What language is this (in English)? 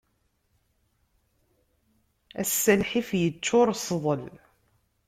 Kabyle